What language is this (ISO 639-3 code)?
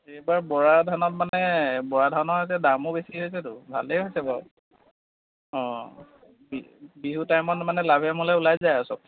asm